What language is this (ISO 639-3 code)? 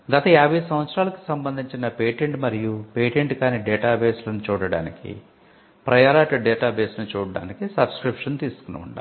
tel